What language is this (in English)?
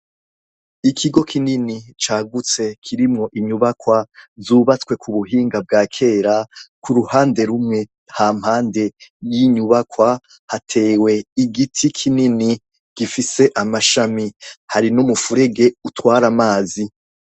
Rundi